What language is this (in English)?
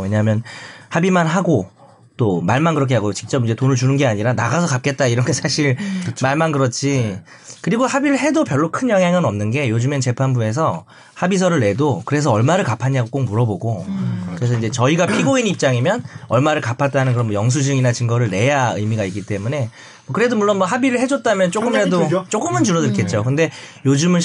Korean